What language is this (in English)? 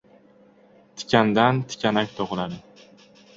Uzbek